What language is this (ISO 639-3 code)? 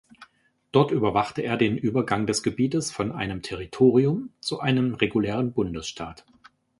deu